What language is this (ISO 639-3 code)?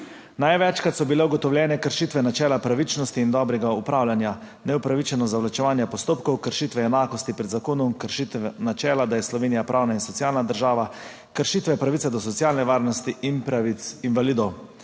slv